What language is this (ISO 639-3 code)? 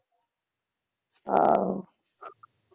pan